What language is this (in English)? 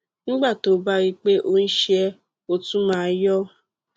Yoruba